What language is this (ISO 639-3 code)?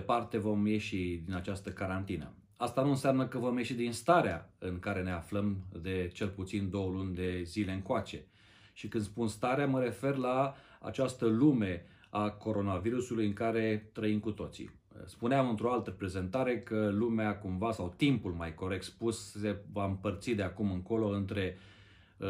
ron